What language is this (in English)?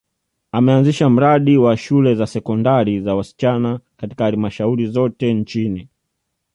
Swahili